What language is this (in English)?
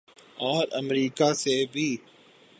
Urdu